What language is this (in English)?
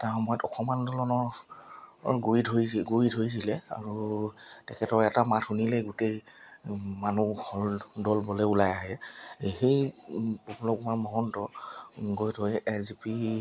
Assamese